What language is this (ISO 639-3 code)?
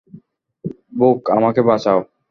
ben